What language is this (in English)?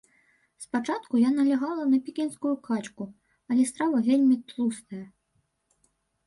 Belarusian